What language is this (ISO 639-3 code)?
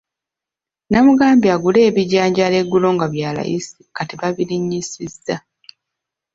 lug